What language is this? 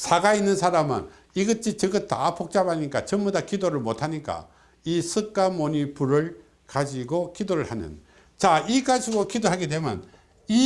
Korean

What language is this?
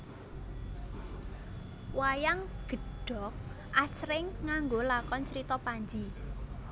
Javanese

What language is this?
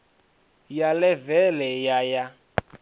Venda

